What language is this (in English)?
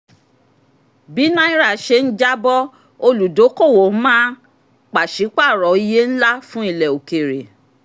Yoruba